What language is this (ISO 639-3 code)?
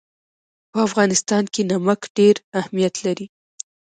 pus